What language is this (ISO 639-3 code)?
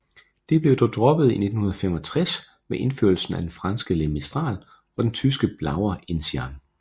dan